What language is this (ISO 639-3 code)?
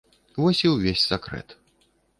bel